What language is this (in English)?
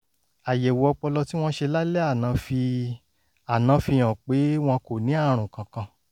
Yoruba